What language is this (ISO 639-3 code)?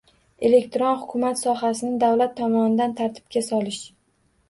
uzb